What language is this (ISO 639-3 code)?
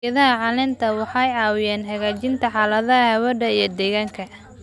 som